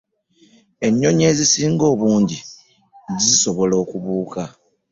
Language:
Ganda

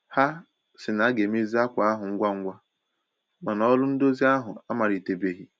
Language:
Igbo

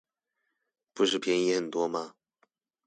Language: Chinese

